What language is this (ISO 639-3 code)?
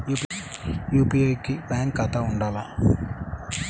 tel